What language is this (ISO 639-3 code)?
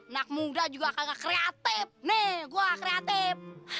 ind